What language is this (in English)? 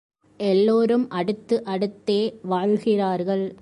Tamil